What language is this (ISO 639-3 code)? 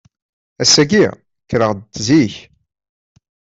kab